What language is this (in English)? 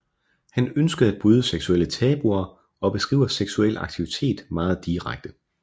Danish